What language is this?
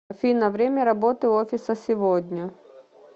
Russian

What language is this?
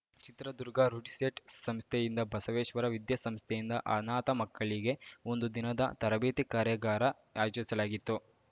Kannada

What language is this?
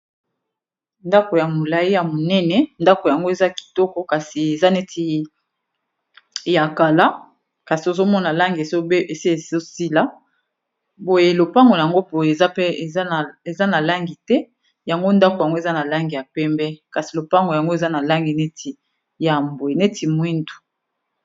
Lingala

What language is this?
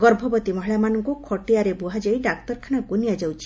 Odia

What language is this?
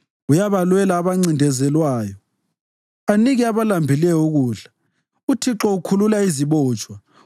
North Ndebele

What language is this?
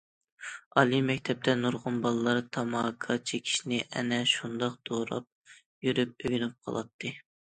Uyghur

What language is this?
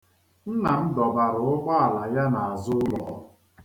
Igbo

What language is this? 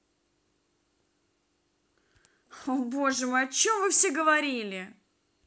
Russian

